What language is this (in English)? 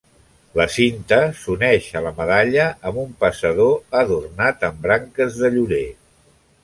Catalan